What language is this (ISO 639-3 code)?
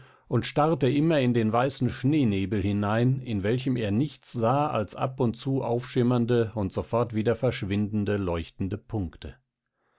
deu